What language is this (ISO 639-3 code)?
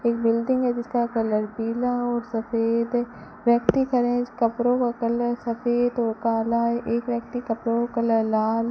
hin